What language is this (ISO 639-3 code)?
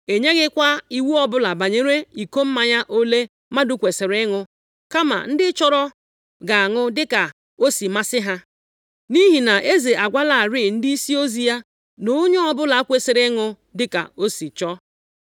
ibo